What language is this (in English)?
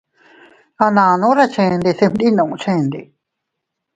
Teutila Cuicatec